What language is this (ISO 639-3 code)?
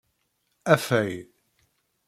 kab